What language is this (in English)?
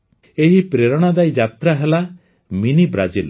Odia